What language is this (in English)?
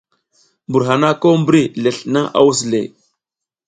South Giziga